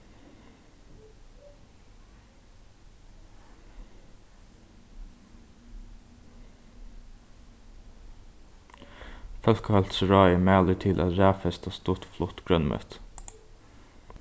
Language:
Faroese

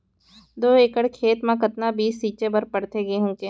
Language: Chhattisgarhi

